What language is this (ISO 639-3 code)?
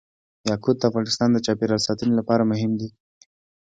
pus